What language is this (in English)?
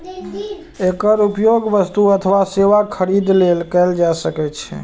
Maithili